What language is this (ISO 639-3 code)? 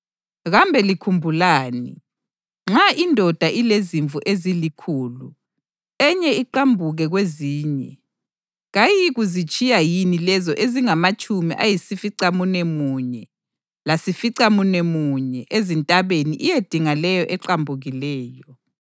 nde